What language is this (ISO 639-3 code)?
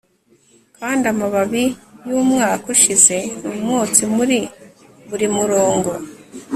kin